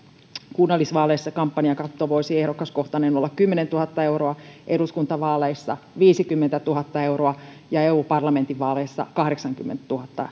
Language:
Finnish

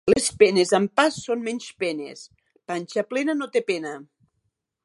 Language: Catalan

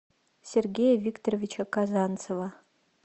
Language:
Russian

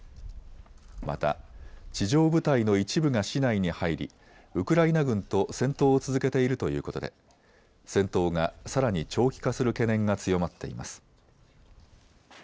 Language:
Japanese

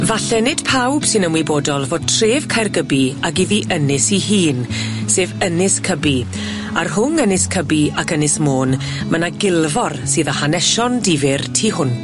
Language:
Welsh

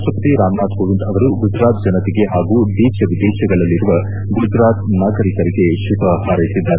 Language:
Kannada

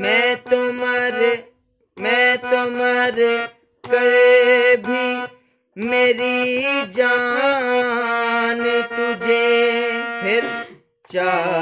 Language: Hindi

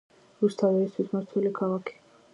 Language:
Georgian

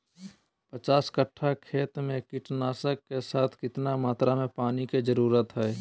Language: Magahi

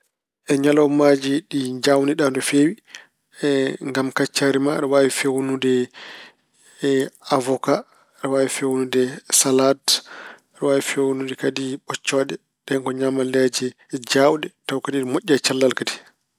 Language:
Fula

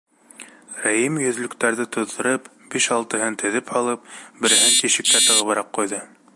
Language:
Bashkir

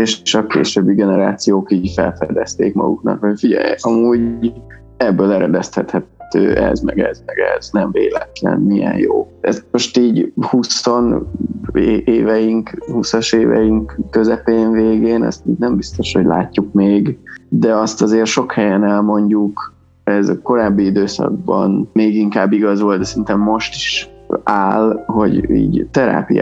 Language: Hungarian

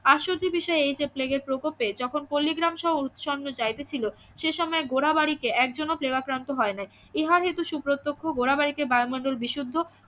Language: Bangla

